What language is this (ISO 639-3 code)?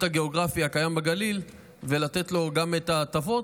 heb